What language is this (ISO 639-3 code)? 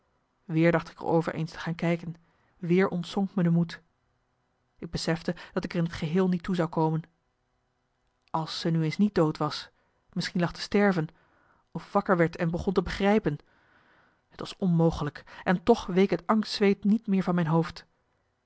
nld